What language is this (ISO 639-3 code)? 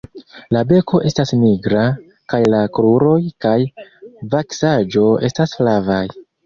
epo